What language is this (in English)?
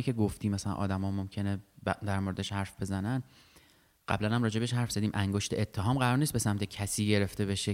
Persian